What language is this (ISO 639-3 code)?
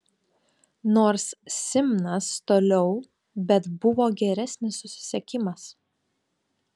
lit